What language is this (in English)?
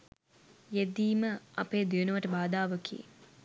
Sinhala